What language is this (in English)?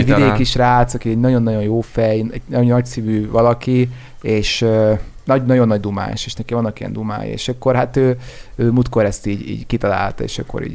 Hungarian